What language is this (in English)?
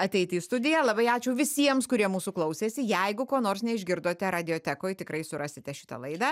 Lithuanian